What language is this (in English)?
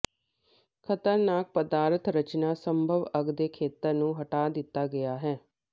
Punjabi